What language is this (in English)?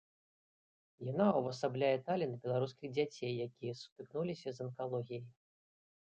Belarusian